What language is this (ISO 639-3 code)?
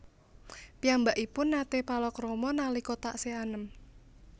jav